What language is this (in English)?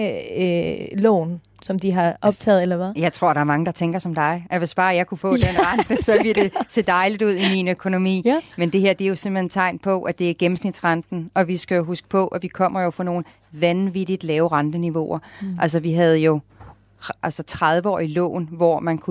Danish